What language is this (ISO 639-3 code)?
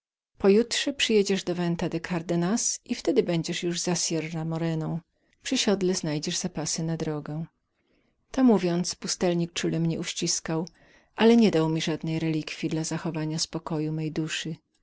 pol